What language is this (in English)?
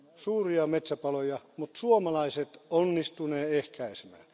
Finnish